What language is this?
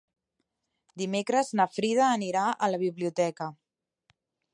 Catalan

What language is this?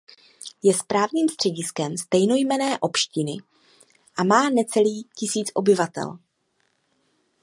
Czech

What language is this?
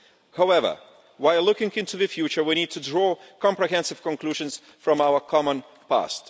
English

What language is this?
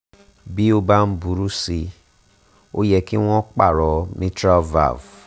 Yoruba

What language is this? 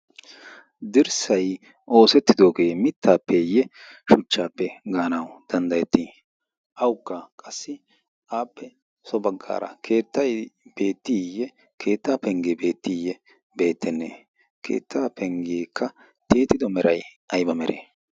Wolaytta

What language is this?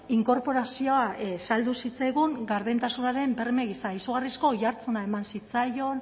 Basque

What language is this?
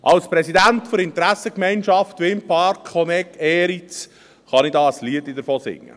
Swiss German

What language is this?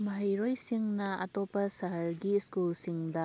Manipuri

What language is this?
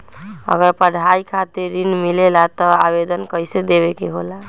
Magahi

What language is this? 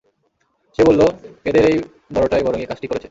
Bangla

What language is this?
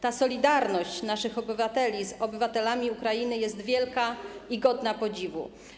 Polish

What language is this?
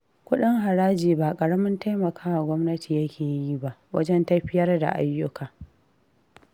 Hausa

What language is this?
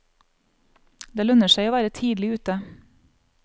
Norwegian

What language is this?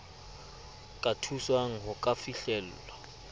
Southern Sotho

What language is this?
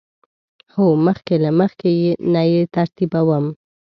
Pashto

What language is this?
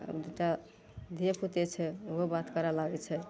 Maithili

